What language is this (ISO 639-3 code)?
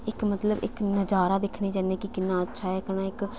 doi